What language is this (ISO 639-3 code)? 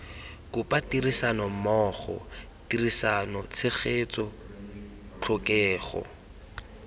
tsn